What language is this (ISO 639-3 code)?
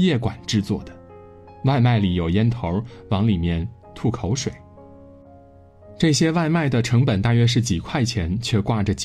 zho